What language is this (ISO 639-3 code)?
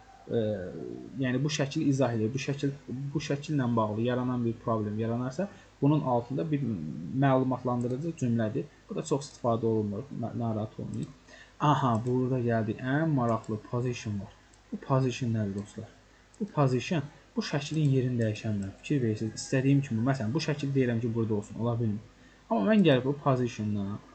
tur